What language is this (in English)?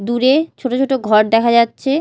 Bangla